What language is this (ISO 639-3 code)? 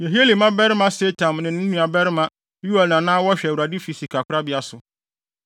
aka